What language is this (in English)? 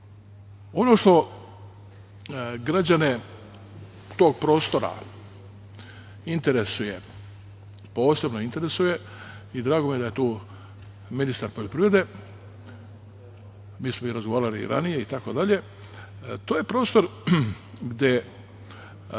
Serbian